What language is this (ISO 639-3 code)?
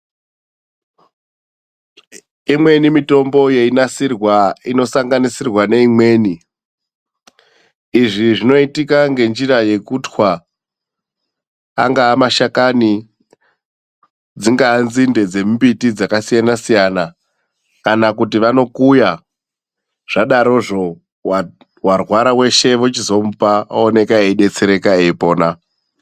ndc